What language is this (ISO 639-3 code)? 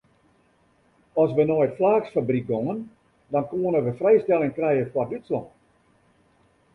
fry